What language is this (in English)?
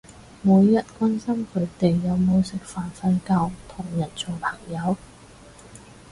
Cantonese